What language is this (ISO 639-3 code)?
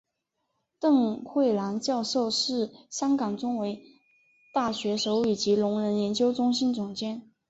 zho